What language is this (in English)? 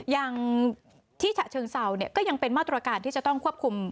Thai